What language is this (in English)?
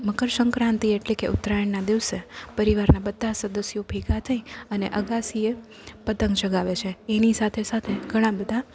Gujarati